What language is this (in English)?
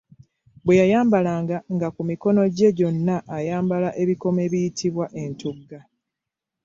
Ganda